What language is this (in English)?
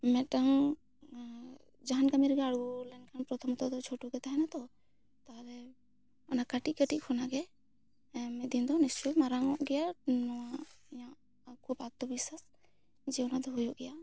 Santali